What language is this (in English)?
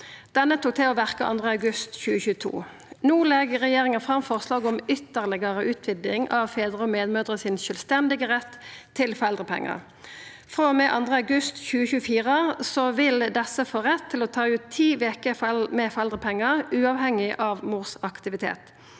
Norwegian